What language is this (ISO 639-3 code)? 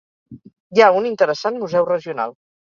cat